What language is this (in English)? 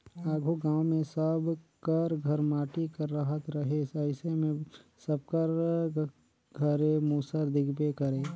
Chhattisgarhi